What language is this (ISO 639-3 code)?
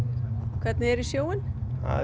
isl